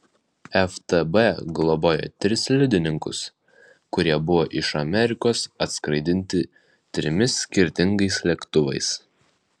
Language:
Lithuanian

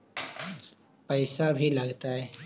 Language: Magahi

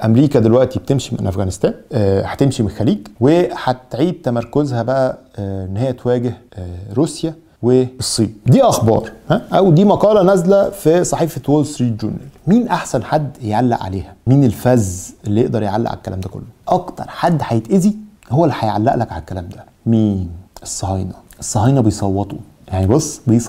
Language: Arabic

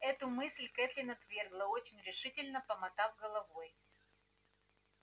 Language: Russian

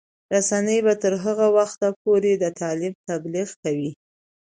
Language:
Pashto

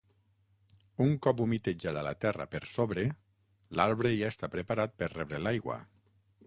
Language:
Catalan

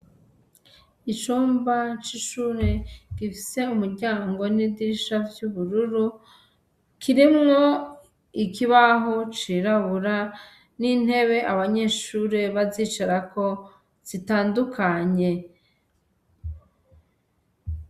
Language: Rundi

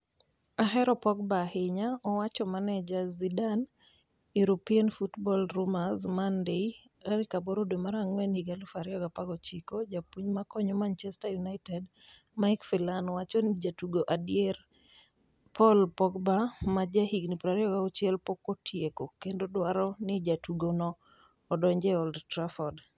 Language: Luo (Kenya and Tanzania)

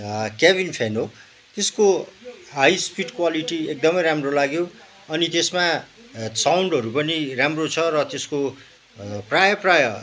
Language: Nepali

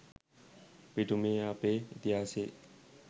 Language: Sinhala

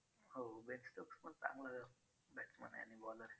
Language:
Marathi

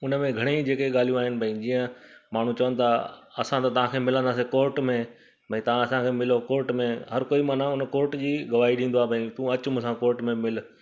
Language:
Sindhi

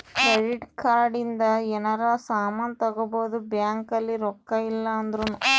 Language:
Kannada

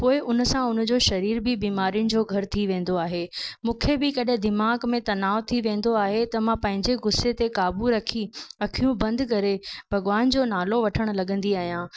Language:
Sindhi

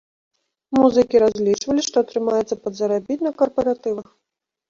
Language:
Belarusian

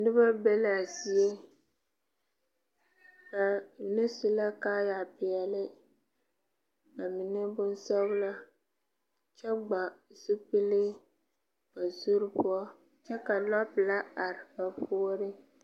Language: Southern Dagaare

